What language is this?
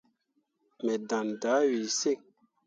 Mundang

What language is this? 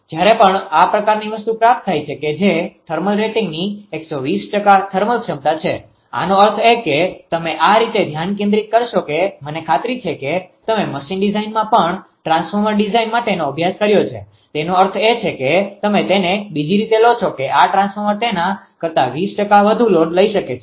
Gujarati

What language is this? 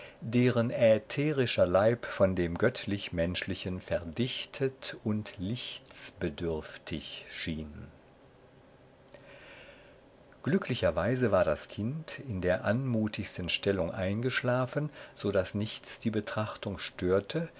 German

